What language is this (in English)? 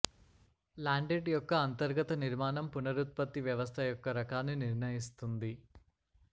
Telugu